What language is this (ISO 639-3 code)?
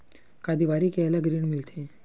hne